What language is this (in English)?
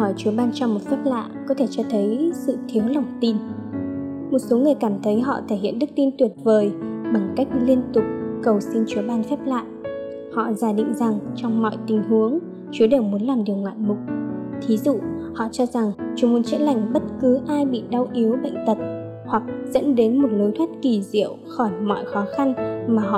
Vietnamese